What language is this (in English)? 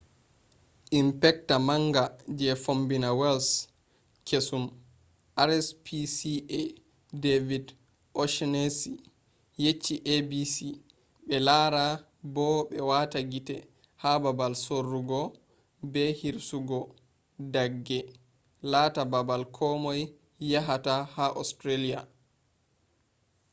Fula